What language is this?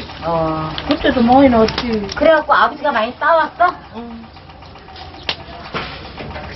Korean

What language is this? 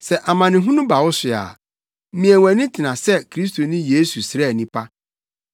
Akan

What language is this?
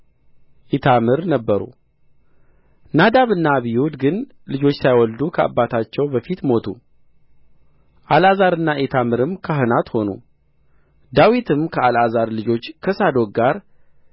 Amharic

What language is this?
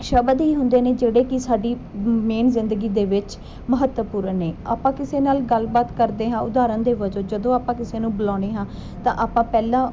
Punjabi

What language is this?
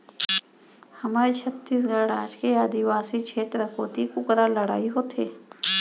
Chhattisgarhi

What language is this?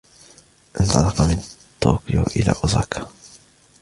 Arabic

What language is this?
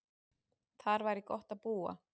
Icelandic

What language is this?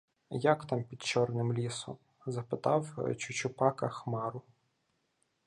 Ukrainian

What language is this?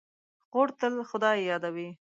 Pashto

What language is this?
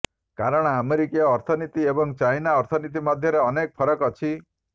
Odia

